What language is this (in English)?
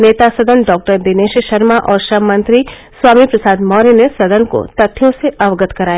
Hindi